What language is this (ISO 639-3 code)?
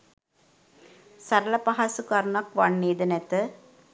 sin